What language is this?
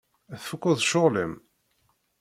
Kabyle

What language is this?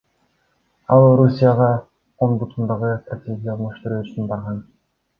Kyrgyz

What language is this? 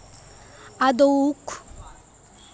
Bangla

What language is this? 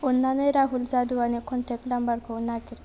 Bodo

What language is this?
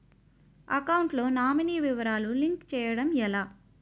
Telugu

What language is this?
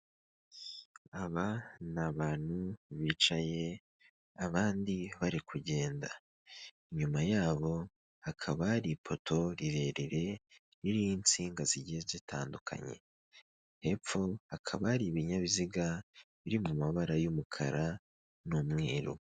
Kinyarwanda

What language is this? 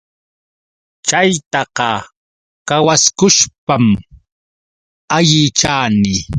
Yauyos Quechua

